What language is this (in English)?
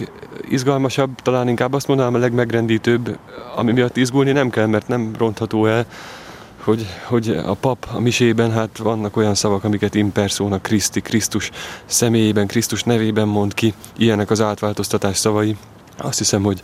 Hungarian